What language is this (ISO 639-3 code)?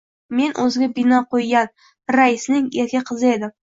uzb